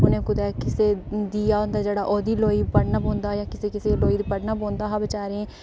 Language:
Dogri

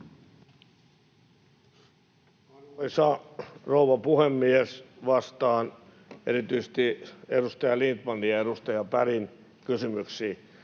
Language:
Finnish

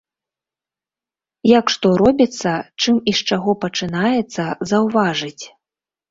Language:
Belarusian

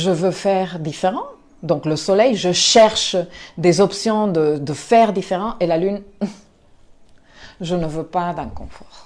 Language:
French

